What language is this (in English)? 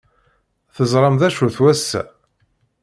Kabyle